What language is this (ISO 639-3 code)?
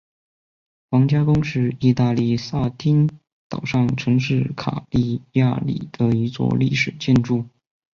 zho